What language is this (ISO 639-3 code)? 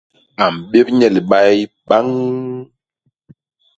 bas